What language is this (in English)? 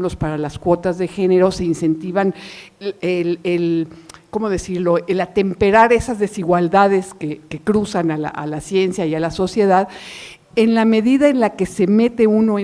Spanish